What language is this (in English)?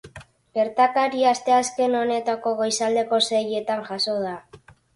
Basque